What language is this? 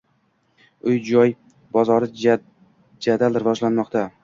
Uzbek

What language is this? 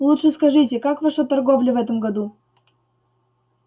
Russian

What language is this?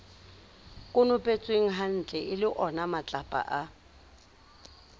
Southern Sotho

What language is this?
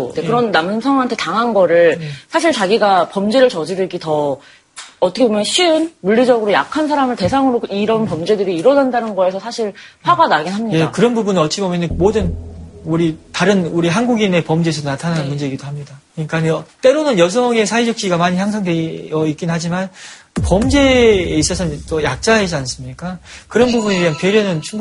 Korean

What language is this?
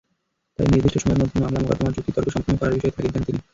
Bangla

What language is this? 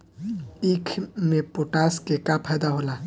Bhojpuri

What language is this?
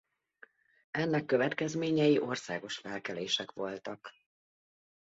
Hungarian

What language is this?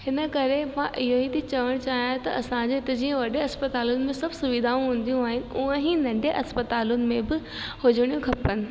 Sindhi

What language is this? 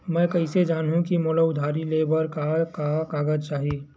Chhattisgarhi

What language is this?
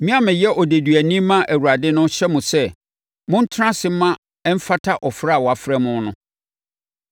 Akan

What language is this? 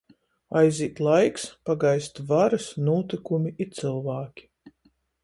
Latgalian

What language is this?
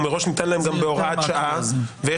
Hebrew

